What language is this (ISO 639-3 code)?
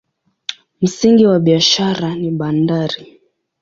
swa